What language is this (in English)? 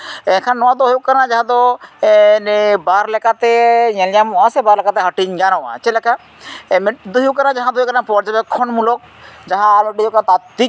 Santali